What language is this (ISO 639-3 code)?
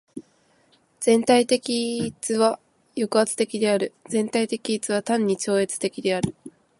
jpn